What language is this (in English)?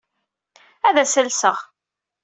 Kabyle